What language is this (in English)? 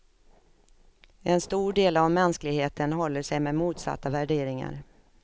Swedish